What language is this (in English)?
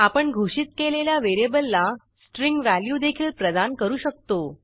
Marathi